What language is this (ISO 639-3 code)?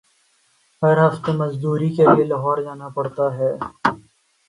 urd